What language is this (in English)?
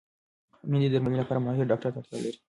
Pashto